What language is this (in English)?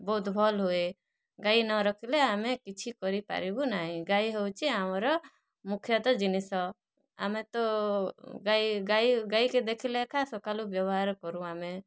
Odia